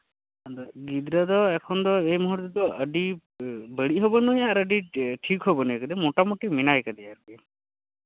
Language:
Santali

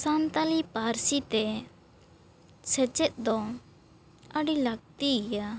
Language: Santali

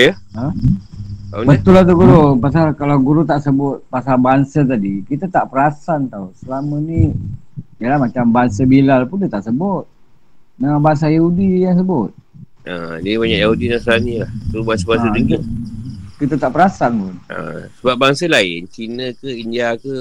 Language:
Malay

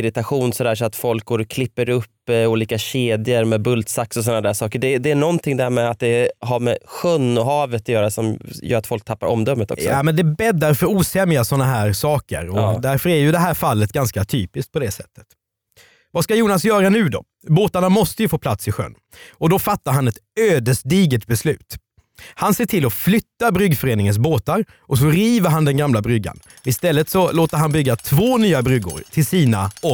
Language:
Swedish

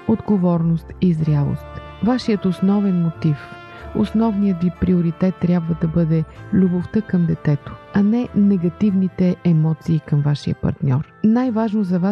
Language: Bulgarian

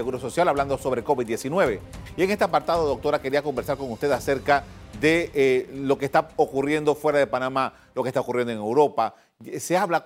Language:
Spanish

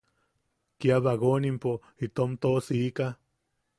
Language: Yaqui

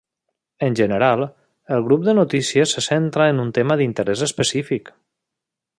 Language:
Catalan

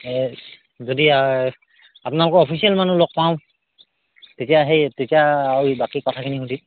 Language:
Assamese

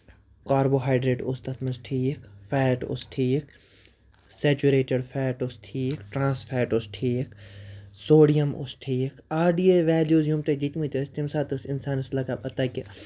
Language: Kashmiri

